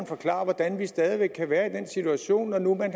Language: Danish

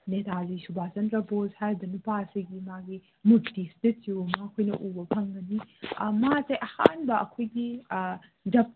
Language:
Manipuri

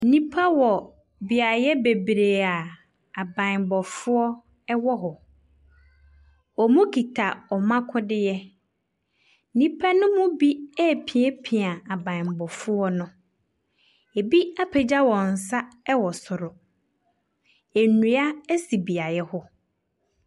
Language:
Akan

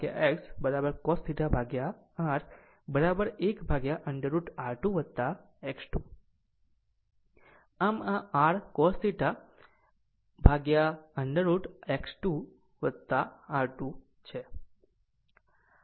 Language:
Gujarati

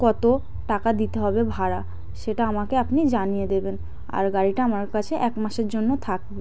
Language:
Bangla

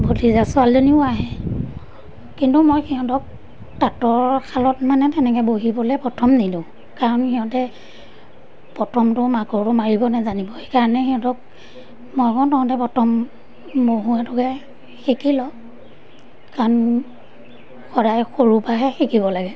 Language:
Assamese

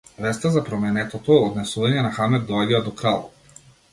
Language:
Macedonian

